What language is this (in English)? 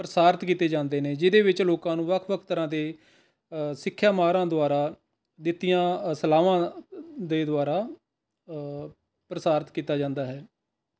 Punjabi